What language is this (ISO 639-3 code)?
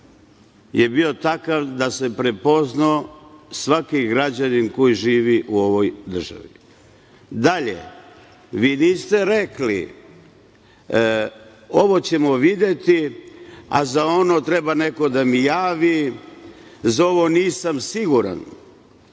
srp